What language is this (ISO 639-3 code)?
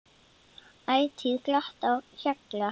isl